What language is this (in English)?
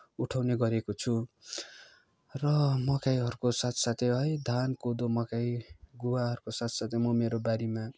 Nepali